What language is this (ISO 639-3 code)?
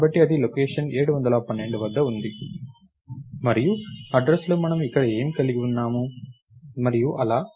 tel